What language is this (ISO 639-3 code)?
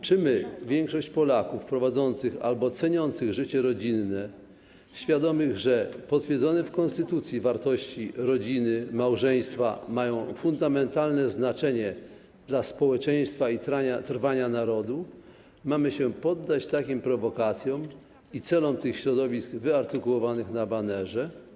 pol